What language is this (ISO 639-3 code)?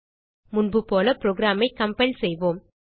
tam